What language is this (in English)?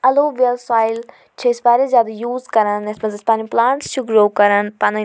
Kashmiri